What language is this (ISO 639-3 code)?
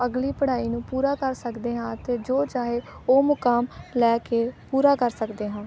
pan